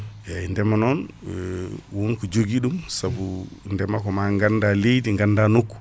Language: Fula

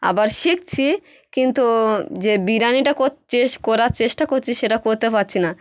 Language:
Bangla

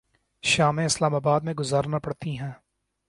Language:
Urdu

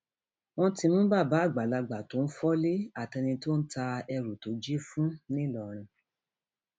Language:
Yoruba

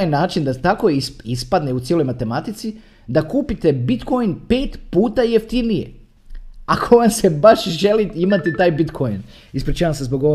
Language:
Croatian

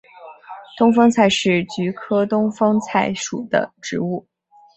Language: Chinese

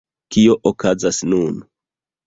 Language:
Esperanto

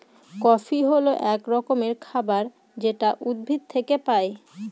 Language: Bangla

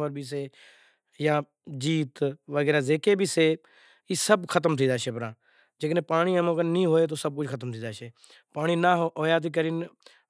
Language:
Kachi Koli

